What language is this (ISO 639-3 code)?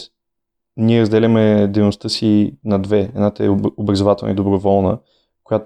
bul